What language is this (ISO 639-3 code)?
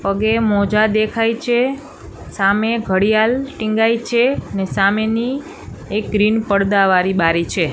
guj